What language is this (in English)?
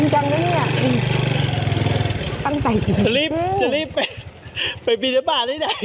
Thai